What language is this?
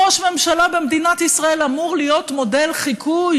Hebrew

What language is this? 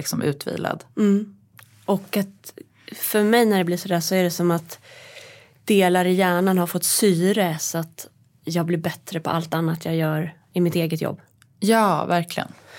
Swedish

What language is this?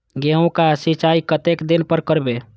Maithili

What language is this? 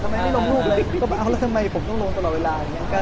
Thai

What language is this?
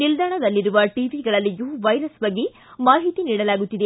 Kannada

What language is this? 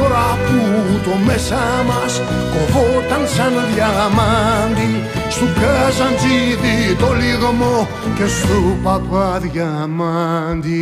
Greek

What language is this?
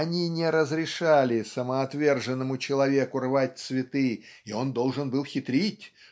Russian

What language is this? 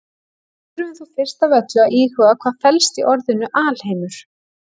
Icelandic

